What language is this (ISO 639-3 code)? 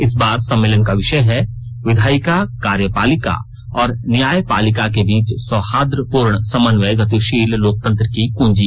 hin